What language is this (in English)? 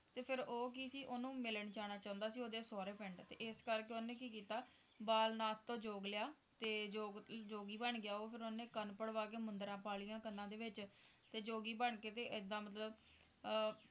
Punjabi